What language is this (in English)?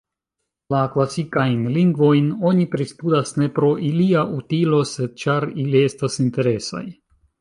Esperanto